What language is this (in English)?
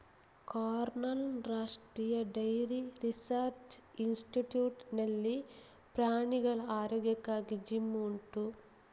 Kannada